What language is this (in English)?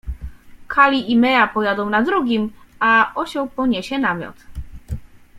Polish